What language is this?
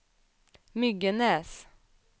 Swedish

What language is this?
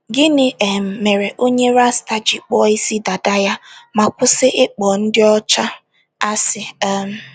Igbo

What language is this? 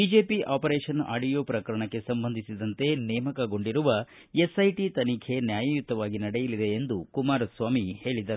Kannada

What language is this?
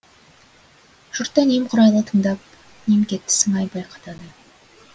Kazakh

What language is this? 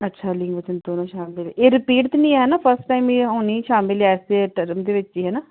Punjabi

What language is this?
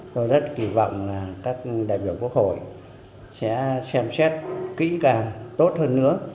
Vietnamese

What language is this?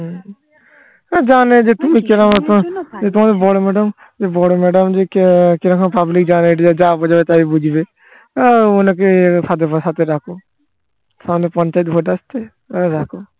Bangla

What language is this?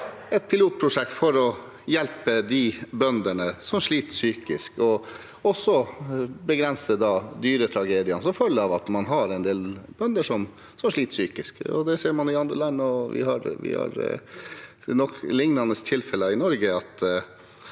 Norwegian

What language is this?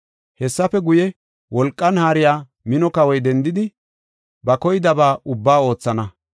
Gofa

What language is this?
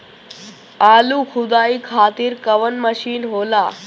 Bhojpuri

